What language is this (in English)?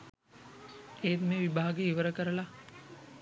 Sinhala